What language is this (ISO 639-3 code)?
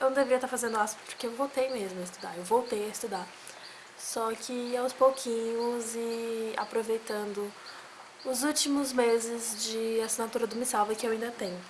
por